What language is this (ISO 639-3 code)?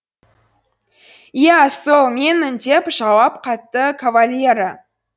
kaz